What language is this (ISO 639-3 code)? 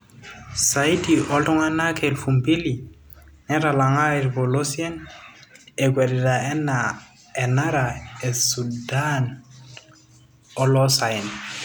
mas